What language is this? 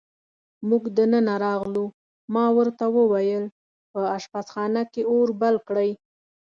Pashto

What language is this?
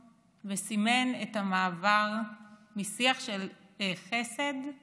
Hebrew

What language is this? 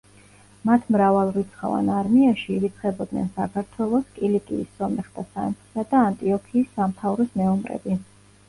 Georgian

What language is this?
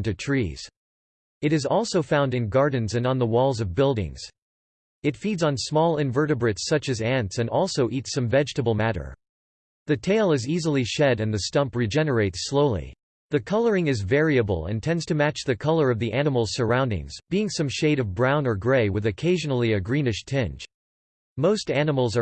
English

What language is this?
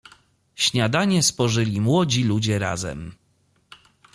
Polish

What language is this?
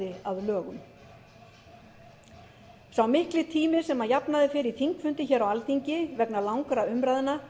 Icelandic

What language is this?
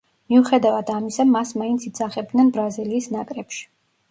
Georgian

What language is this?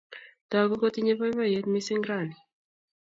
Kalenjin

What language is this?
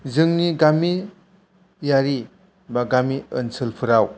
Bodo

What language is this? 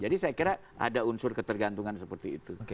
Indonesian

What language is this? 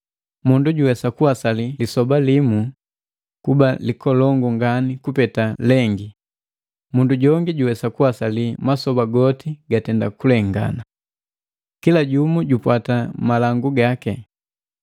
Matengo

